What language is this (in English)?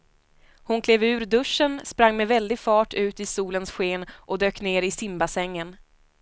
Swedish